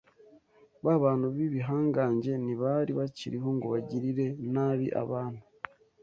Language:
Kinyarwanda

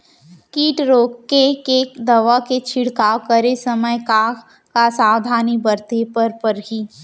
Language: Chhattisgarhi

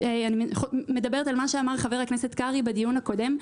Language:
Hebrew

